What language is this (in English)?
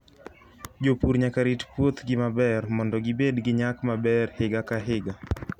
Luo (Kenya and Tanzania)